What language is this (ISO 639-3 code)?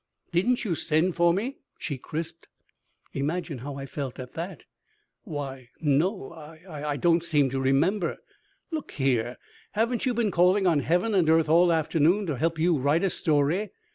eng